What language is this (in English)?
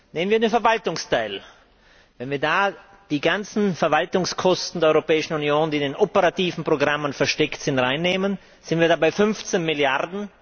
German